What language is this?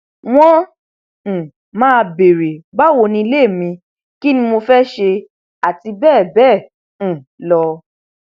Yoruba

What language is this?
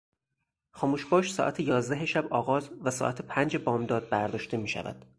Persian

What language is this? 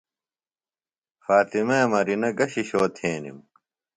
Phalura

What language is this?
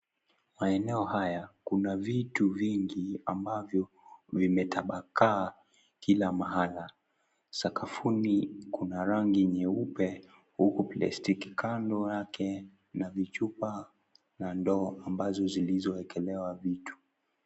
Swahili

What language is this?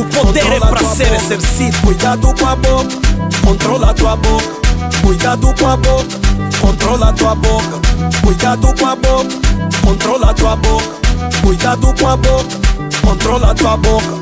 Portuguese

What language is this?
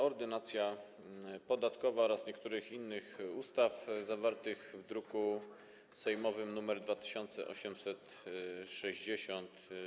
Polish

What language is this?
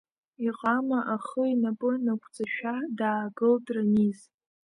Abkhazian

